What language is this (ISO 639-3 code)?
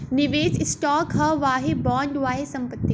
bho